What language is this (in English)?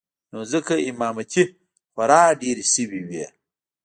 Pashto